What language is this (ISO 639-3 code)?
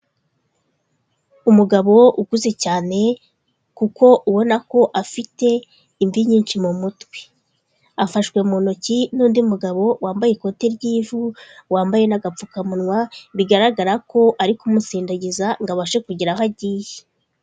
kin